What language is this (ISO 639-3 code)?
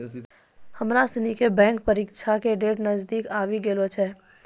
mai